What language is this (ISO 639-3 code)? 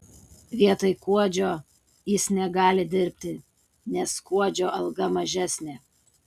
lit